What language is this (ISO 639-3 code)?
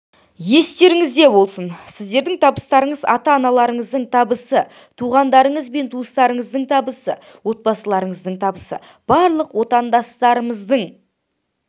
kaz